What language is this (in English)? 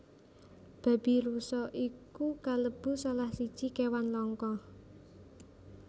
Javanese